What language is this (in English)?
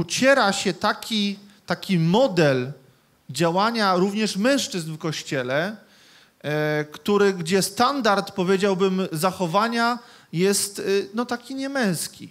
Polish